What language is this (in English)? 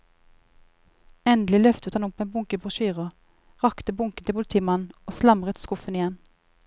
Norwegian